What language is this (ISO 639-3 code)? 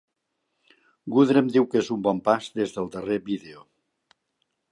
cat